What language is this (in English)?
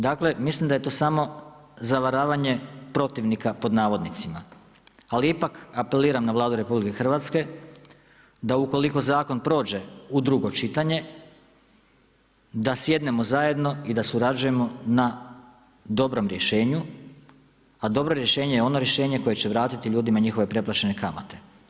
Croatian